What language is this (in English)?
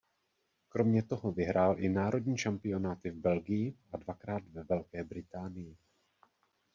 Czech